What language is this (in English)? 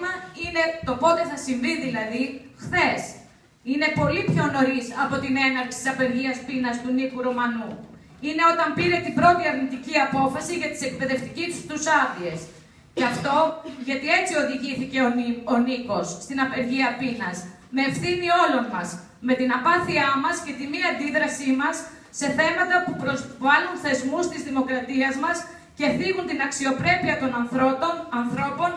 Greek